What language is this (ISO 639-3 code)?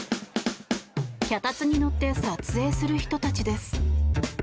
jpn